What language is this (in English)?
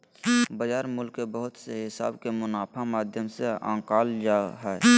Magahi